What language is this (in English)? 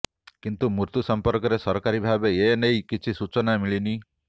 Odia